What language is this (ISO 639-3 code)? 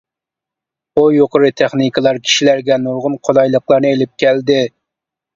uig